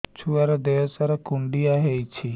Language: Odia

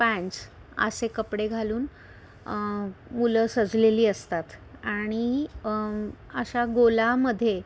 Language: Marathi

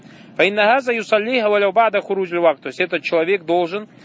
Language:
Russian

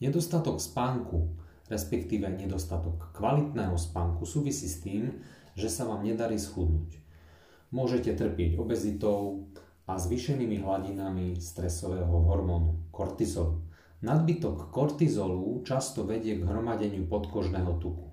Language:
Slovak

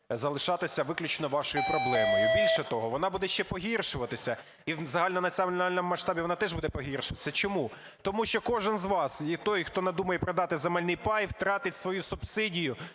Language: Ukrainian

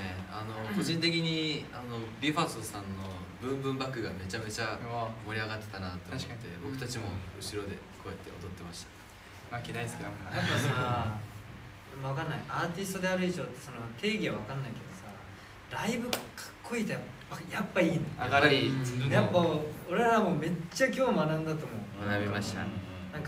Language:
Japanese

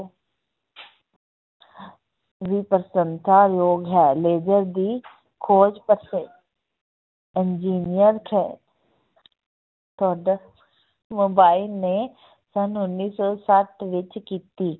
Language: Punjabi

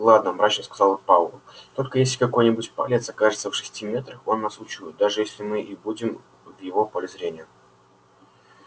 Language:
Russian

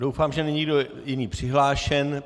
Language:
Czech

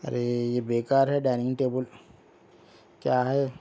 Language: Urdu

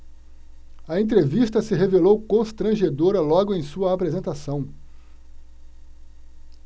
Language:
Portuguese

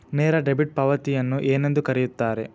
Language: Kannada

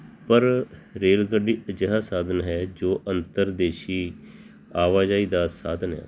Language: Punjabi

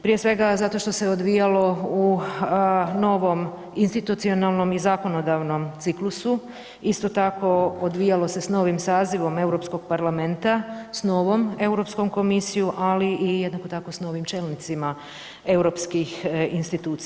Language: Croatian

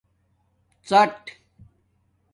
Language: Domaaki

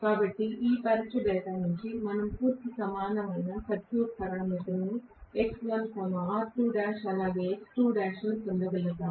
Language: Telugu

